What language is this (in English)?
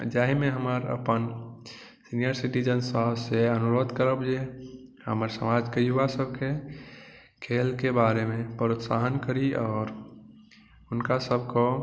Maithili